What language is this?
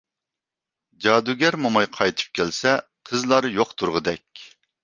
Uyghur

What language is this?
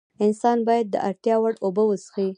Pashto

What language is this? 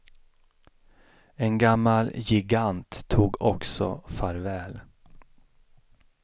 Swedish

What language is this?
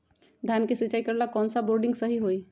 Magahi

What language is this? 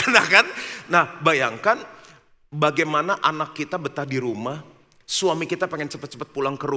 Indonesian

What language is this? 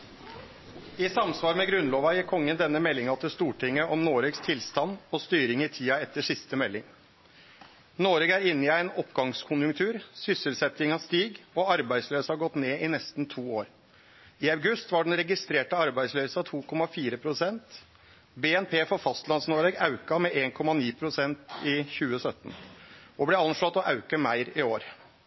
Norwegian Nynorsk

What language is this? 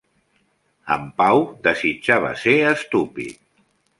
Catalan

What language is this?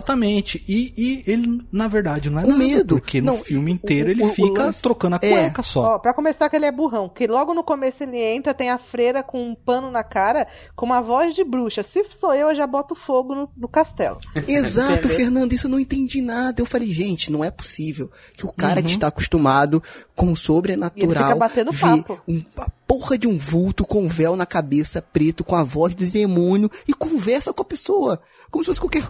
Portuguese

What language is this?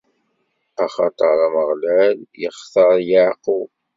Kabyle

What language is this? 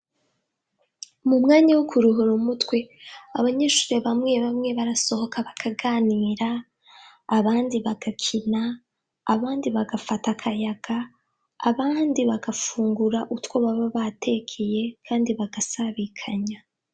Rundi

